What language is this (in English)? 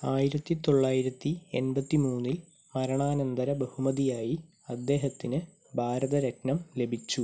Malayalam